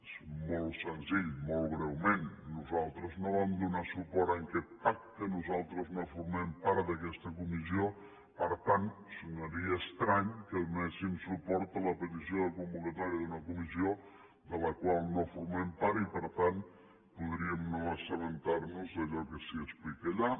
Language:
Catalan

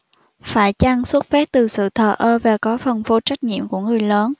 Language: Vietnamese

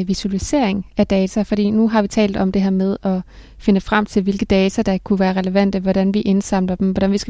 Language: Danish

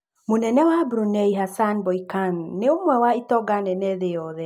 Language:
Kikuyu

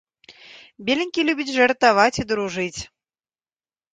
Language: Belarusian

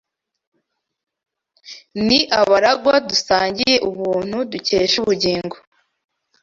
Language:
Kinyarwanda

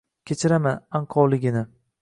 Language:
Uzbek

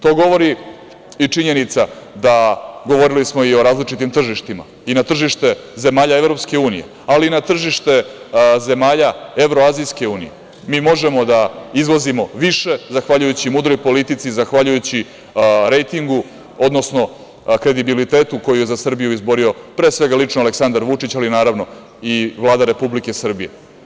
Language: Serbian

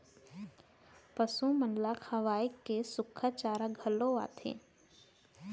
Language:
Chhattisgarhi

